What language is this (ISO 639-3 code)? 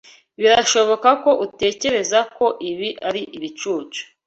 kin